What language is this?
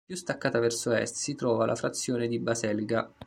Italian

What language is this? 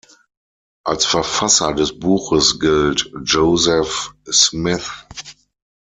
German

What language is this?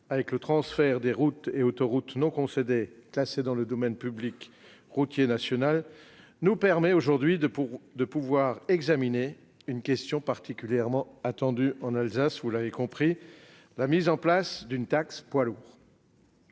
French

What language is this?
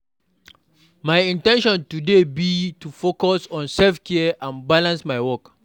Nigerian Pidgin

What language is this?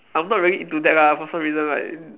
English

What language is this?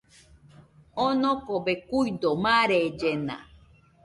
Nüpode Huitoto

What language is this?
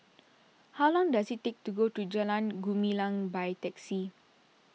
English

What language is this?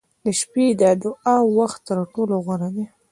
Pashto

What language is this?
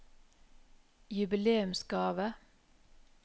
Norwegian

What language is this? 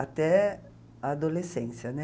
Portuguese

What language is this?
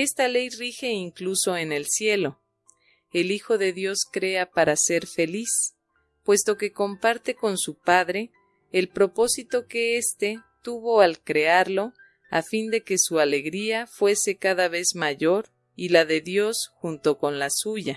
Spanish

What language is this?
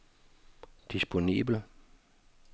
Danish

